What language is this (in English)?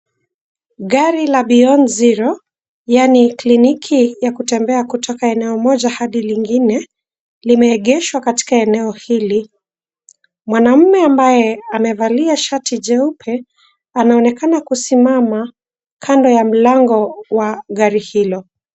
Swahili